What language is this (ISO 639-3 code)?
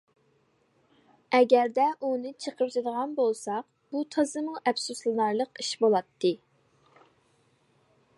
uig